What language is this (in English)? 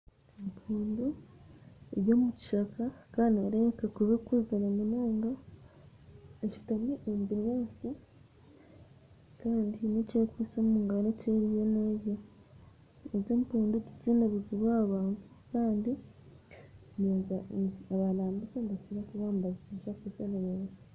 Nyankole